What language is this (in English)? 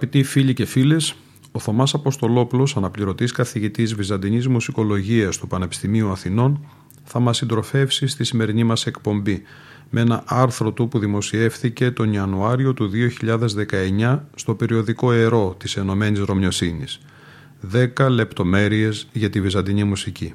Greek